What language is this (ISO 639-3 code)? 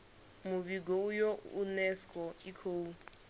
ven